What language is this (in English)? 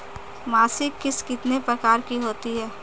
Hindi